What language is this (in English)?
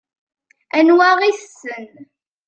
Kabyle